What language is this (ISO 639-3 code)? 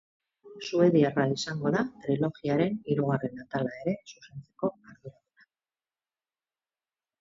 eus